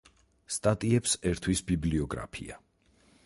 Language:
Georgian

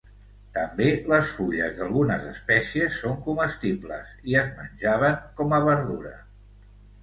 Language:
Catalan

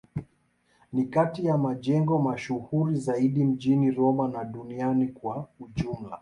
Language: Swahili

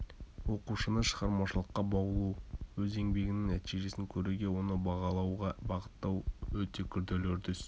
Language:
Kazakh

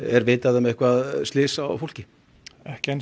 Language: Icelandic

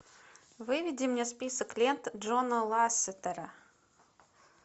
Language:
Russian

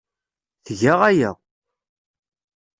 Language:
Kabyle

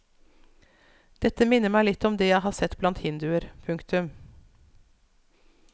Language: Norwegian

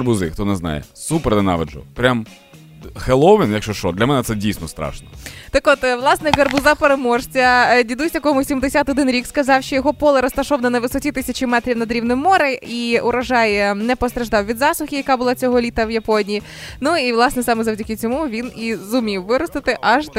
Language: Ukrainian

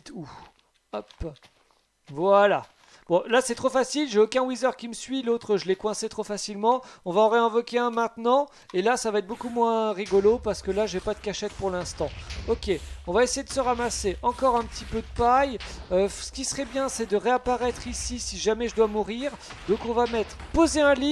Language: French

